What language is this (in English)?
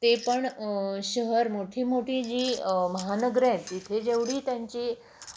Marathi